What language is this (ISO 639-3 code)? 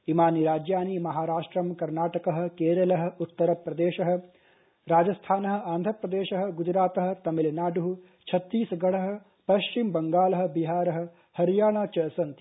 san